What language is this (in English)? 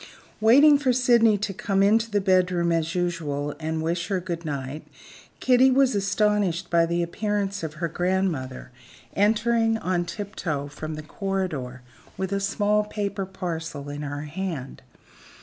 English